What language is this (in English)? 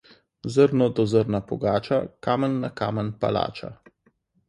Slovenian